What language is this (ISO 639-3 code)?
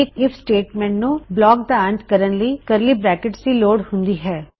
pan